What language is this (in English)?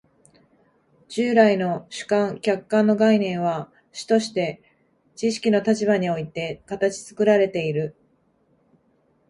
Japanese